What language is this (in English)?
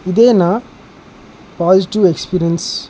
Telugu